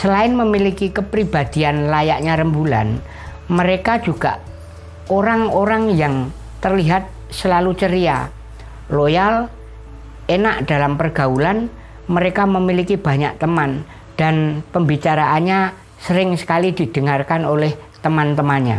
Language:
Indonesian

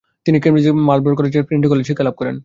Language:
Bangla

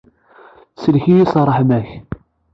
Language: Kabyle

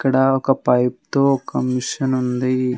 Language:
Telugu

